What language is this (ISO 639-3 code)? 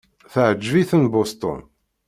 kab